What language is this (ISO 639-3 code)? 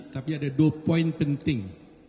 ind